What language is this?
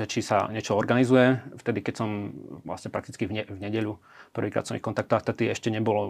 Slovak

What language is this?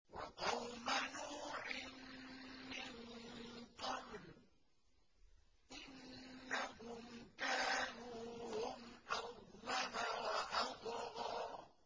Arabic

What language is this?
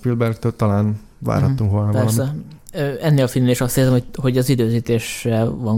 Hungarian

